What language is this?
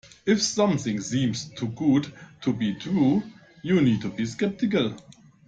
English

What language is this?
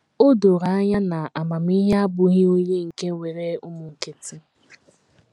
Igbo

